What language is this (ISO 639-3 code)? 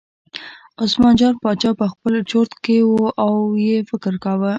pus